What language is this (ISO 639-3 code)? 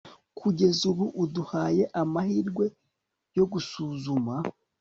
kin